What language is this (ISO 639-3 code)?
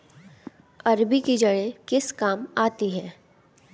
hin